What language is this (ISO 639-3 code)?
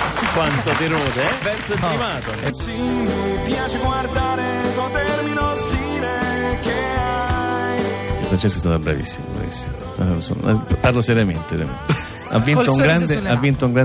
ita